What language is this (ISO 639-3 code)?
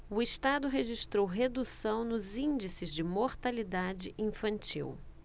por